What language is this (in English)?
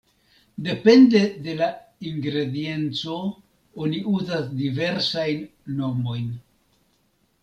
Esperanto